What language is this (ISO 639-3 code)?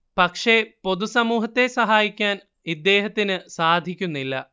mal